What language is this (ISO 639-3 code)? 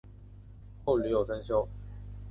zho